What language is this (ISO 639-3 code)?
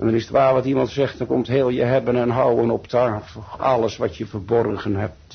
nld